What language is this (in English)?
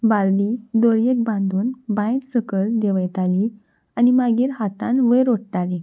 Konkani